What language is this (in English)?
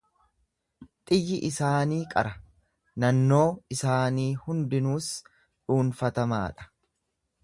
Oromo